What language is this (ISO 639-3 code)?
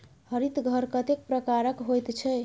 mai